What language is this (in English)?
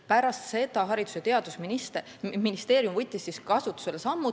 Estonian